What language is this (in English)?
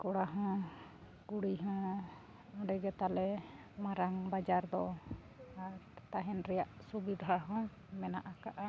Santali